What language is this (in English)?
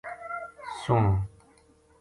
Gujari